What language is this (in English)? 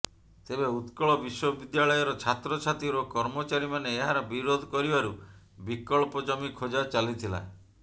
Odia